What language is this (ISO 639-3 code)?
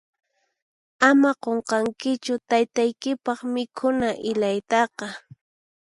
qxp